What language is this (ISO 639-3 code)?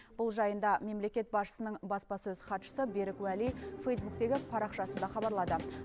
kaz